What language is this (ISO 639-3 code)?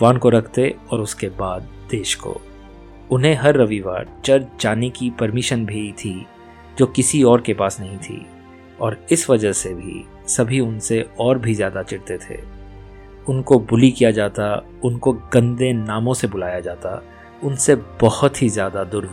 hin